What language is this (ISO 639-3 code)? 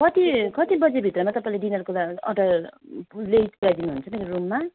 nep